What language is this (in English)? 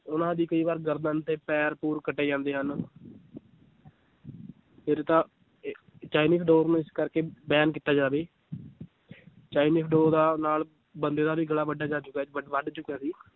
Punjabi